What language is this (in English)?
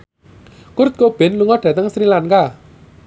Javanese